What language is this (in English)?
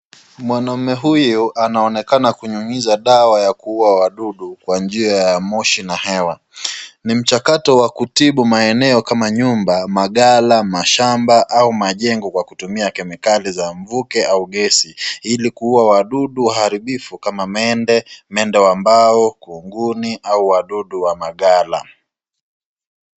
Swahili